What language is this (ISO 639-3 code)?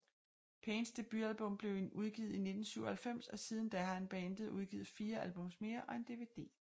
dan